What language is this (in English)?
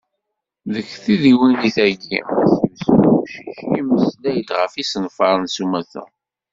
Kabyle